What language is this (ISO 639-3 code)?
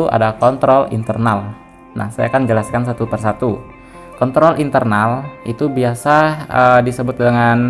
ind